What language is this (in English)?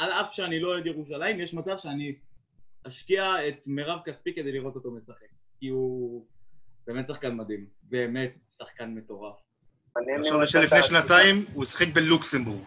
Hebrew